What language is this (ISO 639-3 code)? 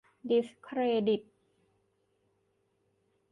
tha